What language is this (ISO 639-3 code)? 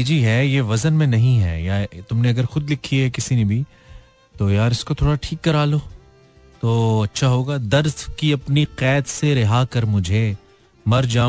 hin